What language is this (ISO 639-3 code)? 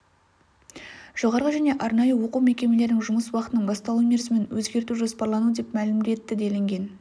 kaz